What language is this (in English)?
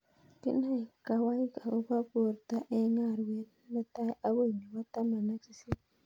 Kalenjin